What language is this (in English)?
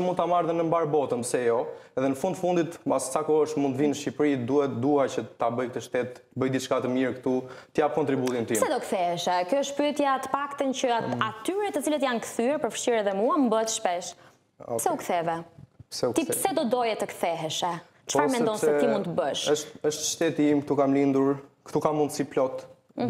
Romanian